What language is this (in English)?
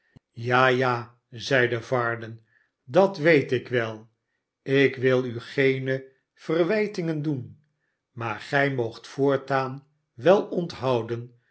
Dutch